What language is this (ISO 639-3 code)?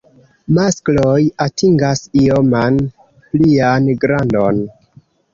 epo